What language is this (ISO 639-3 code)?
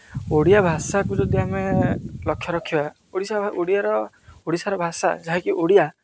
ori